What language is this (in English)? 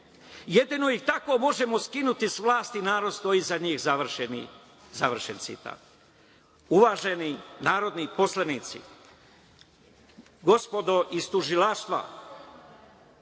Serbian